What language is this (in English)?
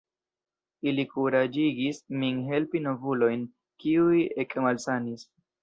Esperanto